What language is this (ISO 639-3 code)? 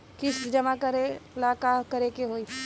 bho